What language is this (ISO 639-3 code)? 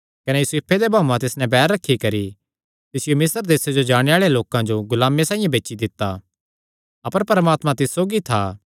xnr